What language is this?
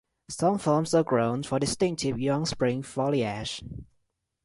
English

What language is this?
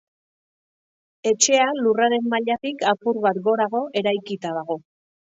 Basque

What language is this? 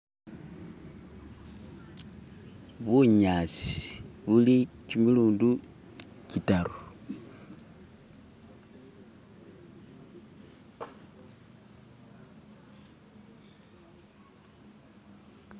Masaaba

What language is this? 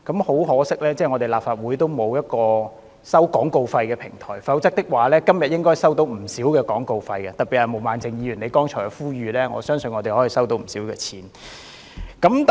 Cantonese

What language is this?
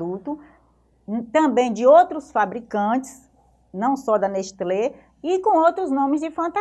Portuguese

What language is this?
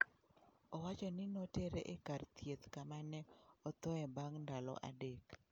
Luo (Kenya and Tanzania)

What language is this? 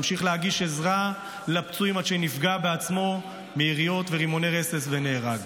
Hebrew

